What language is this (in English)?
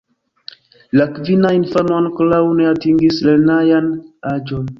Esperanto